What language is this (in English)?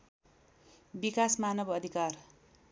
Nepali